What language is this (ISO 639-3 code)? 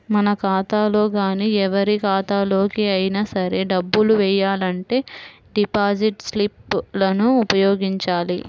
tel